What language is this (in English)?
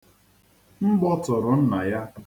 Igbo